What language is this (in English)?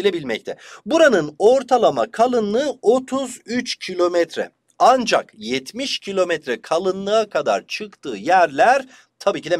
Turkish